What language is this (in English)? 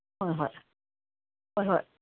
Manipuri